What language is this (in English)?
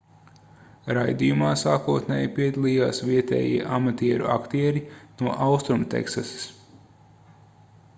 Latvian